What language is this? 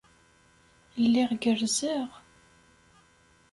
Kabyle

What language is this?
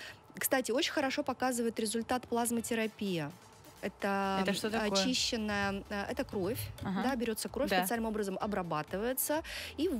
Russian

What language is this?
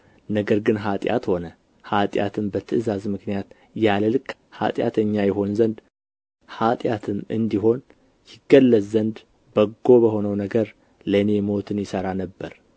Amharic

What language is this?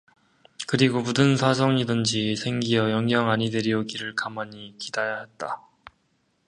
Korean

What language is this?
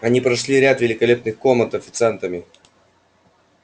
Russian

